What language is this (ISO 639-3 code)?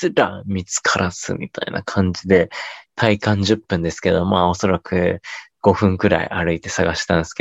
jpn